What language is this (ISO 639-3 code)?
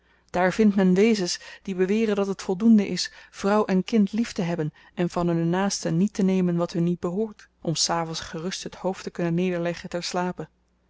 nld